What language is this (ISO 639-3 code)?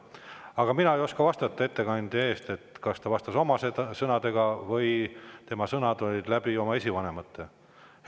est